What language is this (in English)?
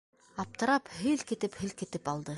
Bashkir